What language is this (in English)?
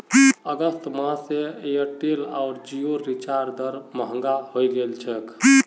Magahi